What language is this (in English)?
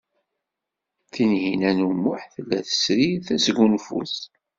Kabyle